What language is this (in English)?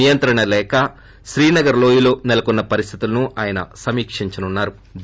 Telugu